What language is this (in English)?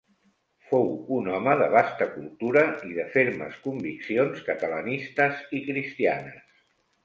Catalan